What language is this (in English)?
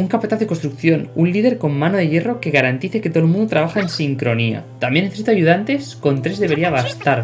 Spanish